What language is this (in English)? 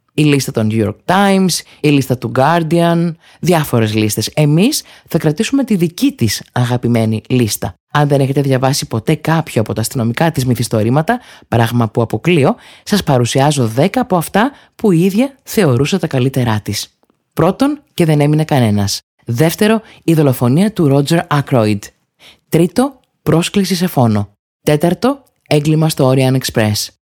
Greek